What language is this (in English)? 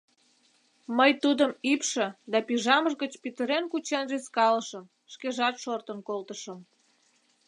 Mari